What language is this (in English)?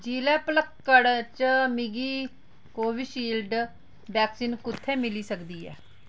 Dogri